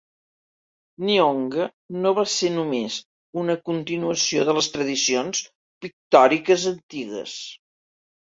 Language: Catalan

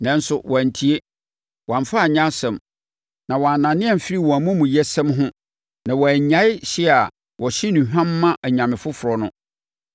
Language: Akan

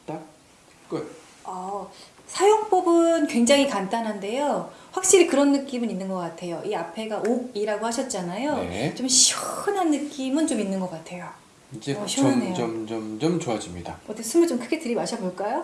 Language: Korean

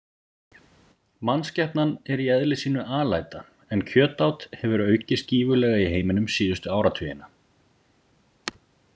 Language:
Icelandic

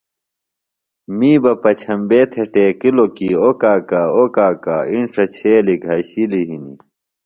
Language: Phalura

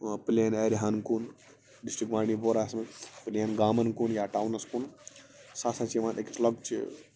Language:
Kashmiri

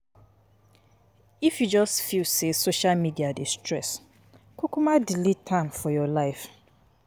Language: Nigerian Pidgin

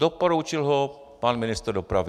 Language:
Czech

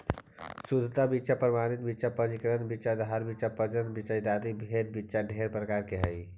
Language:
Magahi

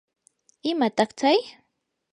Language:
Yanahuanca Pasco Quechua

